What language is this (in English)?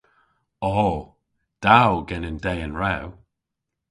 Cornish